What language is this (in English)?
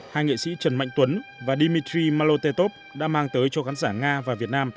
Vietnamese